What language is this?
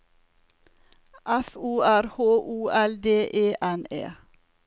Norwegian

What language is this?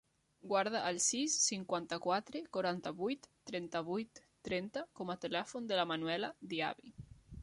Catalan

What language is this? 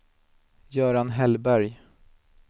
Swedish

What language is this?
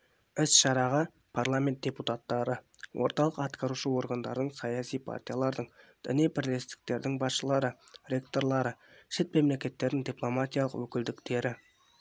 Kazakh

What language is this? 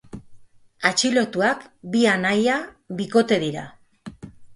Basque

